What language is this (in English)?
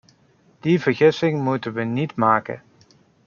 Dutch